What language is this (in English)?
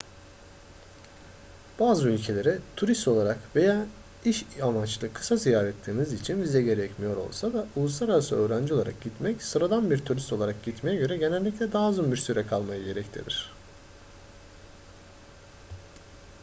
Turkish